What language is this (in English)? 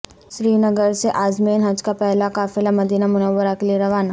Urdu